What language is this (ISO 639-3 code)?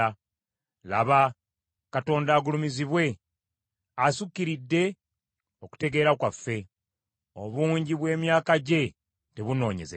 lug